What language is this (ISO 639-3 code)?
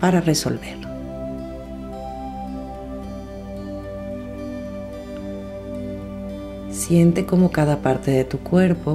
spa